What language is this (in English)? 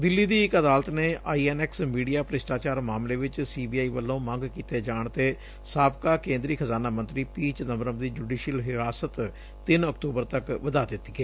Punjabi